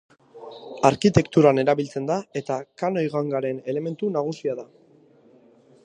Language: Basque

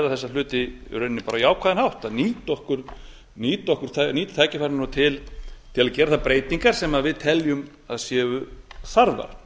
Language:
Icelandic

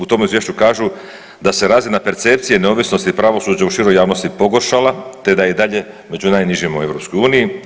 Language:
Croatian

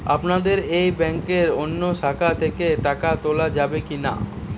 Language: Bangla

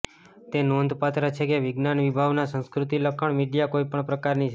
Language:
Gujarati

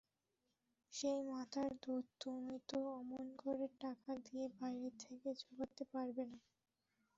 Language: Bangla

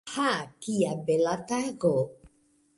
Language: Esperanto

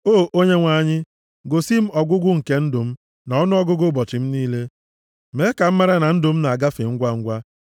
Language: Igbo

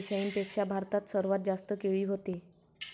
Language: Marathi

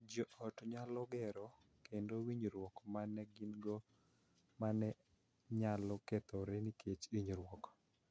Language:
Luo (Kenya and Tanzania)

